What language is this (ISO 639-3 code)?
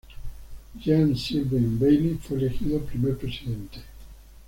spa